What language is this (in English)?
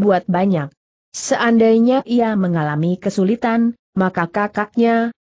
Indonesian